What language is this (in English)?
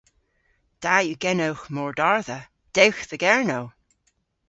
Cornish